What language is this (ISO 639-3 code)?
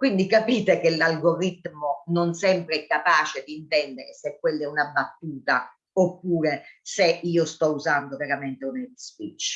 ita